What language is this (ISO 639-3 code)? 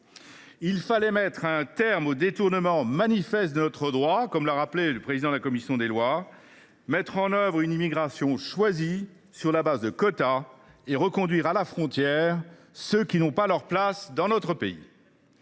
fra